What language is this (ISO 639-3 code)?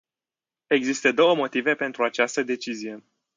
ron